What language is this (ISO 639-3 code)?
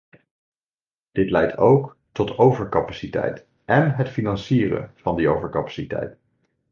nld